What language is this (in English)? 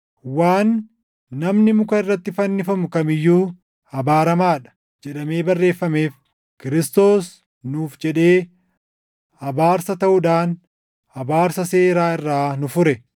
Oromo